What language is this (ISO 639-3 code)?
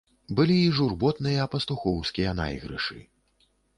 bel